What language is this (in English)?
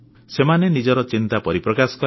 Odia